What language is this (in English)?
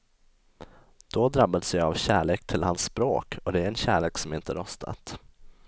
Swedish